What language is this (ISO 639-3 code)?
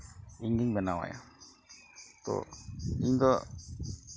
sat